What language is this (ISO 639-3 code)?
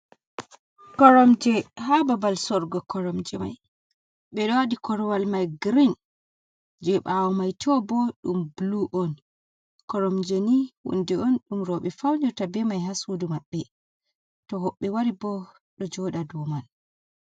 ful